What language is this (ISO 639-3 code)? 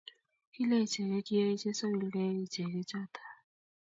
kln